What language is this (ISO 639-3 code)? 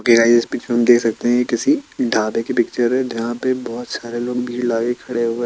hin